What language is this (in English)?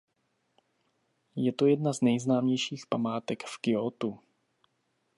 Czech